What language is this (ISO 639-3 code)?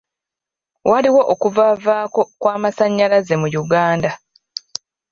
lug